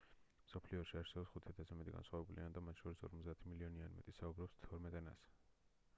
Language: Georgian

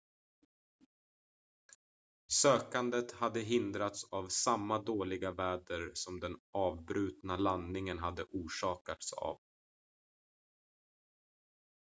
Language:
Swedish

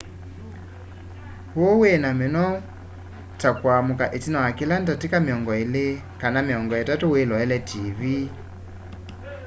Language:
Kamba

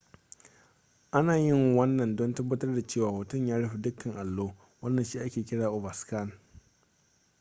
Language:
Hausa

